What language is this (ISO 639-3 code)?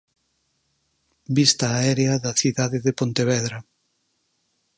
glg